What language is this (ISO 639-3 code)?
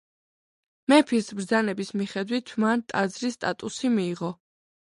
kat